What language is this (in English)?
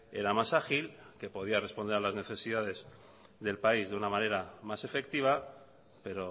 Spanish